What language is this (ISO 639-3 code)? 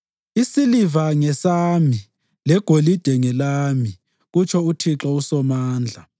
nde